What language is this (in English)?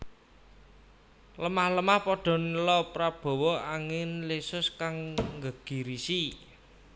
Javanese